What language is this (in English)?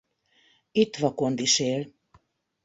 Hungarian